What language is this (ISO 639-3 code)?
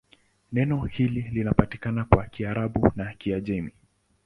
swa